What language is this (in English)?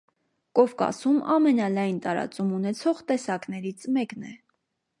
Armenian